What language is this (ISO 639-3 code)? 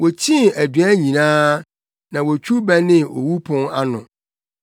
aka